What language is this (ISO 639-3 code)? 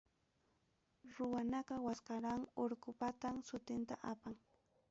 quy